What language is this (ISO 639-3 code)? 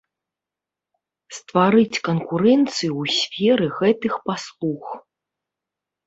bel